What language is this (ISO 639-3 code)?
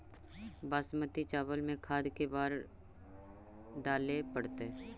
mag